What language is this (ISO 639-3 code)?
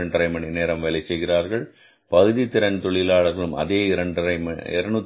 tam